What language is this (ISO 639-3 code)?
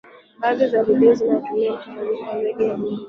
swa